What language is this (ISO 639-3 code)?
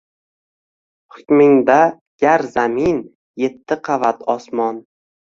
uzb